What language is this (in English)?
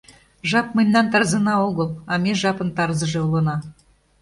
Mari